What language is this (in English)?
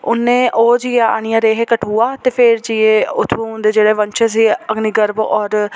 Dogri